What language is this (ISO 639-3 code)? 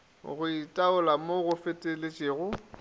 nso